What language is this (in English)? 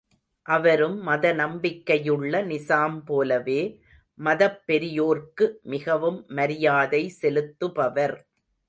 Tamil